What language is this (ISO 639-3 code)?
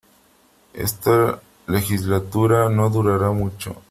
spa